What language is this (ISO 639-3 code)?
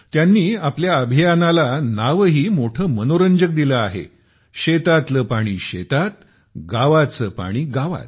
mar